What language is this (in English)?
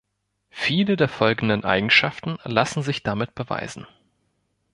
German